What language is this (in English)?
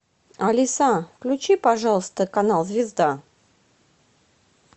Russian